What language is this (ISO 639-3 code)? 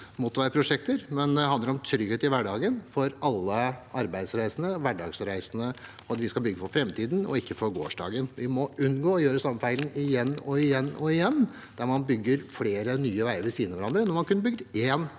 nor